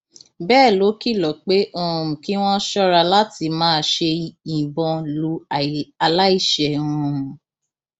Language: Yoruba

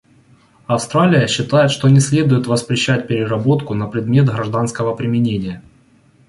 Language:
Russian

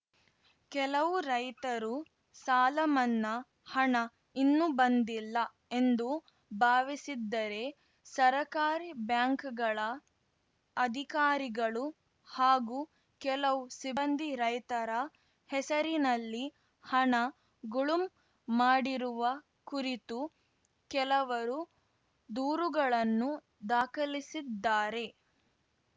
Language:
Kannada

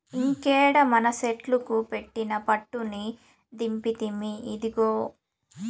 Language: Telugu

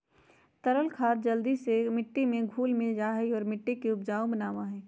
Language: Magahi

